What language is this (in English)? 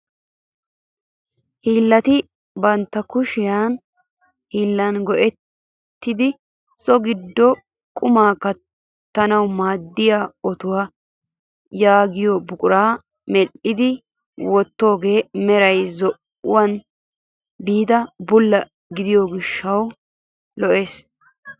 Wolaytta